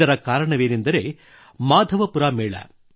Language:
Kannada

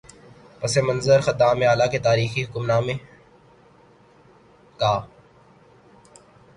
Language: Urdu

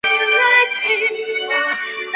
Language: Chinese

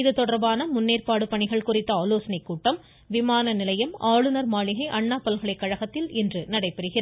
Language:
Tamil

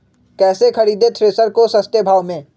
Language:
Magahi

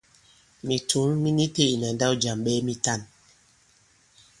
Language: Bankon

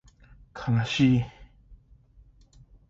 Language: Japanese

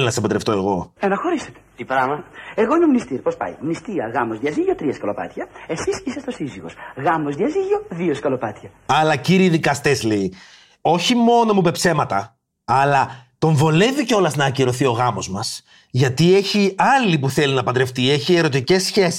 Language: Greek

